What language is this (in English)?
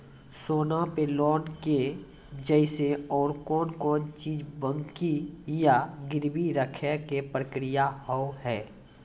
Maithili